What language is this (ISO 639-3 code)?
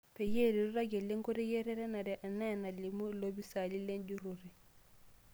mas